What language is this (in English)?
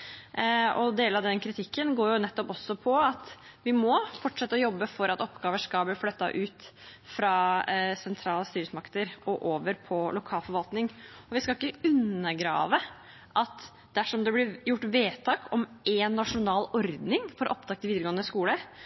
Norwegian Bokmål